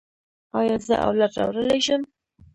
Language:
Pashto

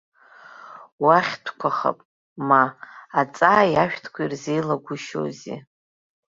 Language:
Abkhazian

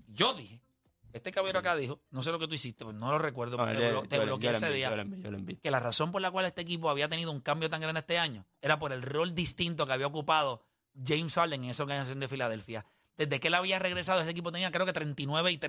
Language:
Spanish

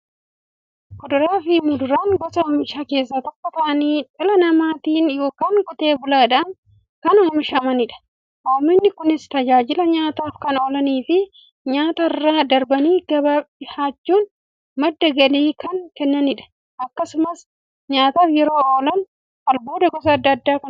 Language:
Oromo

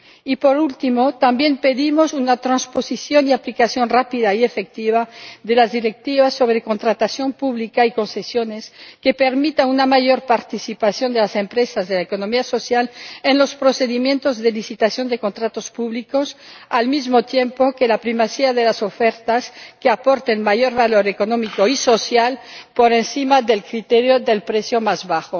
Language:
Spanish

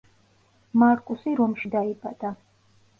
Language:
Georgian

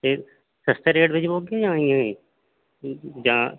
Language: Dogri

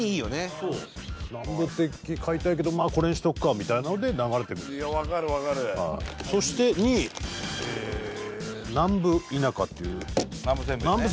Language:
Japanese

